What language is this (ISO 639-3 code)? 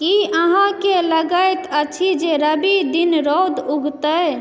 mai